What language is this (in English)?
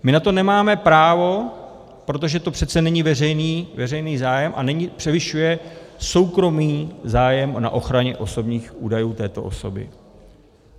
Czech